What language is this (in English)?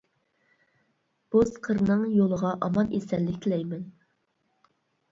Uyghur